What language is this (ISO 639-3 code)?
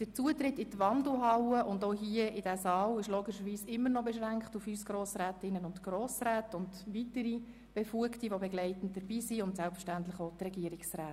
gsw